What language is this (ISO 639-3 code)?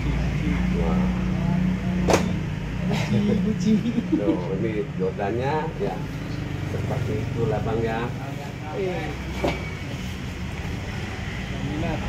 ind